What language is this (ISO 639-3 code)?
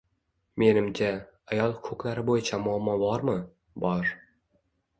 uzb